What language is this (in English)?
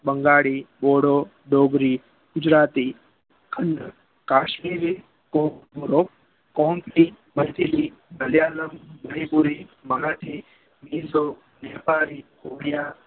Gujarati